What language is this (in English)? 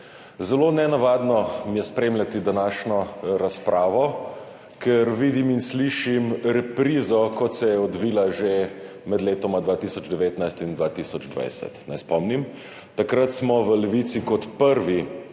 Slovenian